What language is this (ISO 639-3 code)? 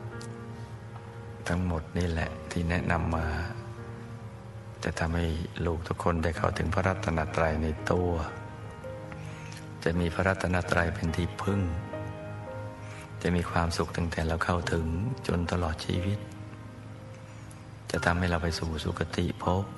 tha